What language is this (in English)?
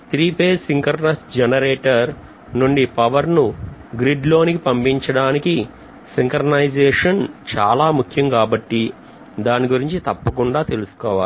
Telugu